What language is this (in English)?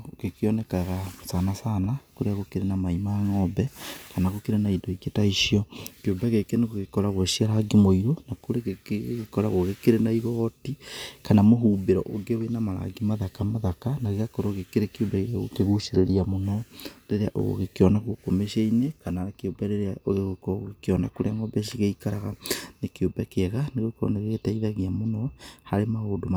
Kikuyu